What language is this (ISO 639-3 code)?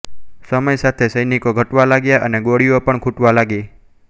guj